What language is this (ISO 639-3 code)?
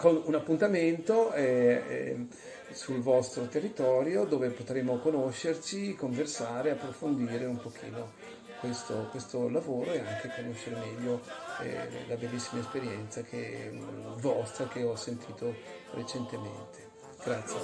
ita